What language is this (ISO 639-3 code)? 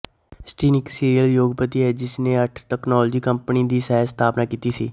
pan